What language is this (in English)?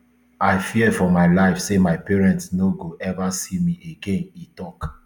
Nigerian Pidgin